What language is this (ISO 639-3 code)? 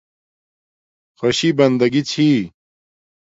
dmk